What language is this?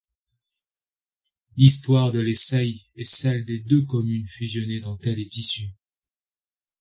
French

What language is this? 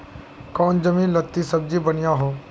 Magahi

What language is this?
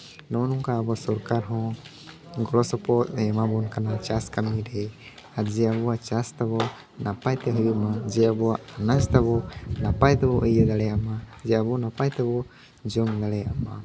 Santali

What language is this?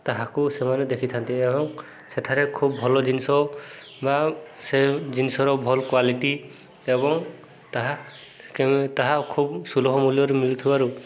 Odia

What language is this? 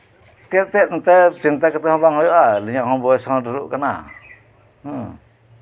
Santali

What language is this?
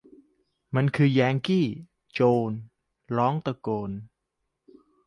Thai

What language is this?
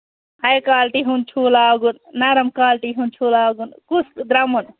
Kashmiri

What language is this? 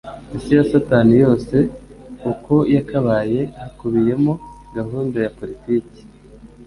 Kinyarwanda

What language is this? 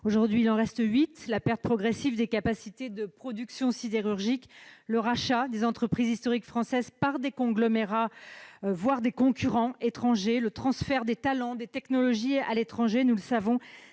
French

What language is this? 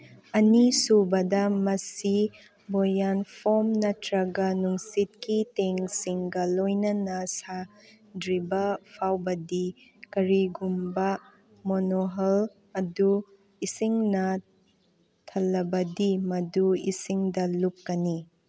Manipuri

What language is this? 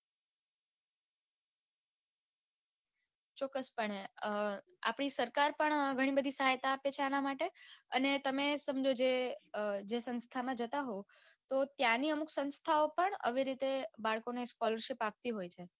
Gujarati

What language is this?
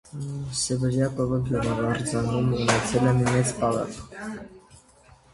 Armenian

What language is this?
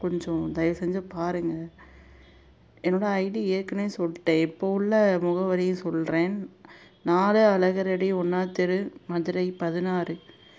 Tamil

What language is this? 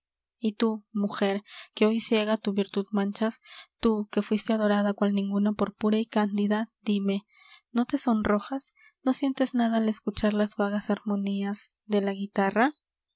Spanish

